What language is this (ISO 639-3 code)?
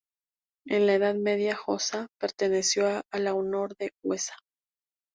spa